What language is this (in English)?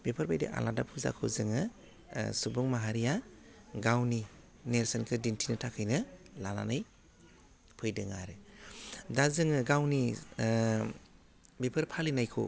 Bodo